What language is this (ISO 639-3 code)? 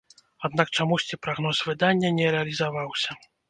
bel